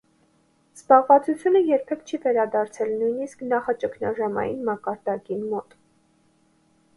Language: Armenian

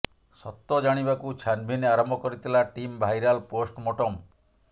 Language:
Odia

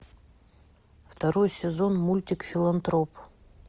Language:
Russian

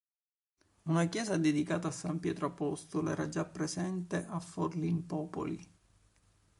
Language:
Italian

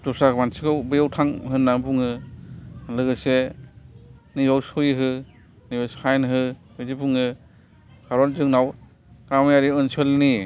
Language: Bodo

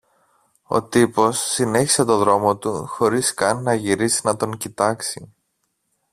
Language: Greek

